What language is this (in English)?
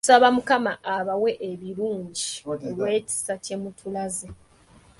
Ganda